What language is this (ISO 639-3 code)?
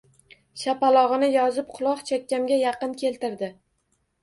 uzb